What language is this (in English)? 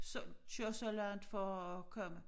Danish